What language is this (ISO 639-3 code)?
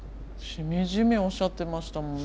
jpn